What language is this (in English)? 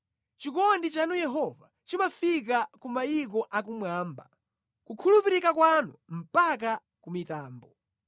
Nyanja